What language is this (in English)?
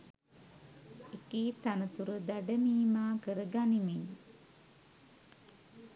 Sinhala